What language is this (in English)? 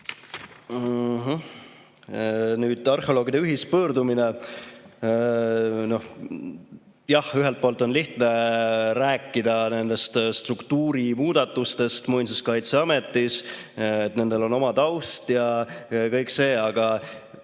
Estonian